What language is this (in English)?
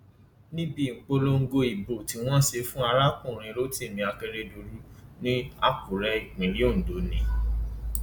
Yoruba